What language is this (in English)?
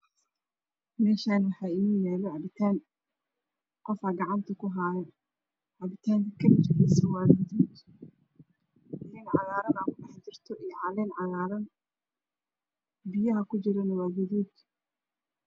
Somali